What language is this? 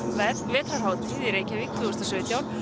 Icelandic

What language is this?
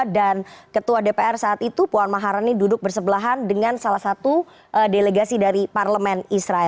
Indonesian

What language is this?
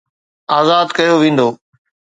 Sindhi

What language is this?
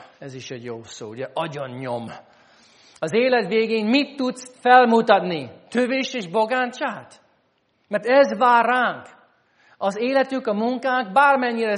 Hungarian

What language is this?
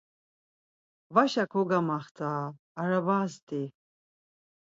Laz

